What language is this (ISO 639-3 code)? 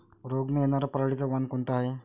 mar